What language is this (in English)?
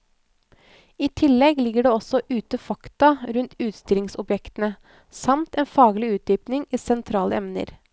Norwegian